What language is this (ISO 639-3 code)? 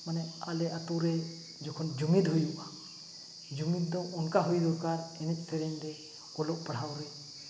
sat